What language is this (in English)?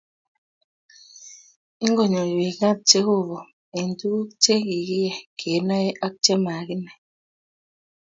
Kalenjin